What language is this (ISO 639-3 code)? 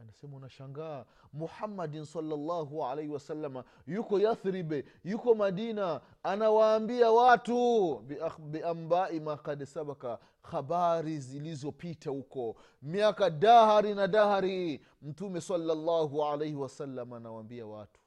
swa